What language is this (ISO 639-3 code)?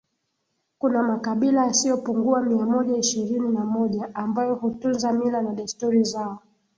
swa